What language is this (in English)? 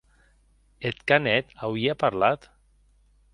Occitan